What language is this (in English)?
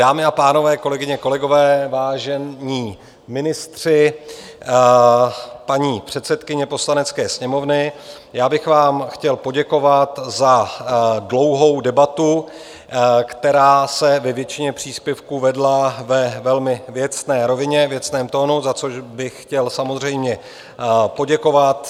Czech